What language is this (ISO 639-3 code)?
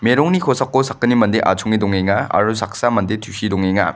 grt